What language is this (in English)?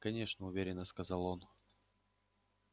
Russian